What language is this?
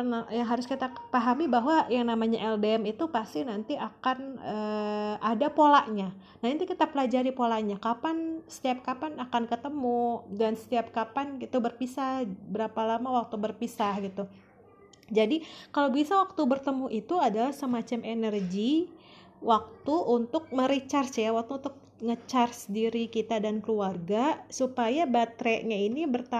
Indonesian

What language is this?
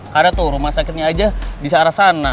Indonesian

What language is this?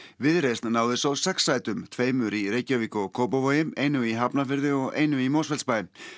Icelandic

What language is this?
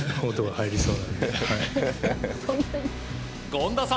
Japanese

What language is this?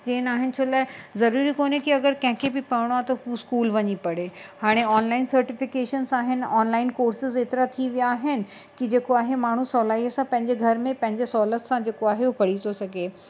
Sindhi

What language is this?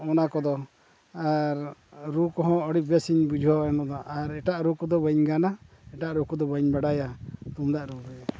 Santali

